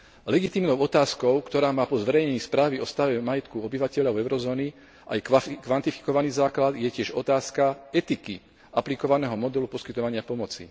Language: Slovak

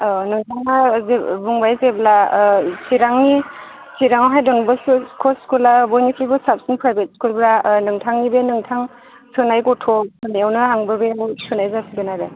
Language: Bodo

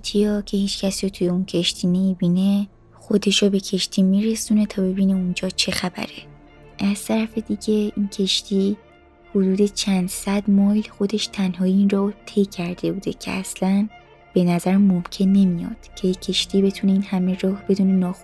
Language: Persian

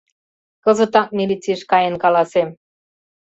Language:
Mari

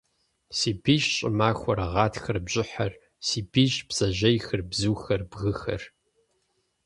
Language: Kabardian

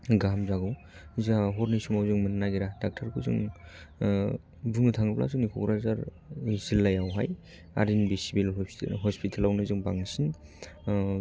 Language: Bodo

